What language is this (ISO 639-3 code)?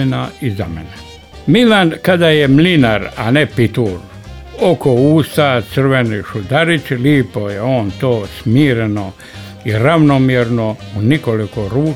hrv